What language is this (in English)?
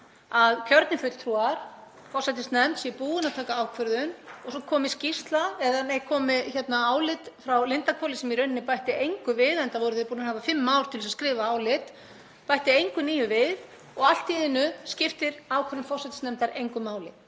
Icelandic